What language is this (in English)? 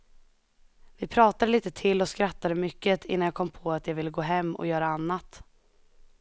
Swedish